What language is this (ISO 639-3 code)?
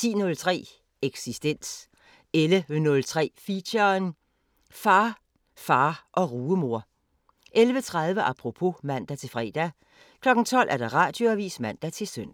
dan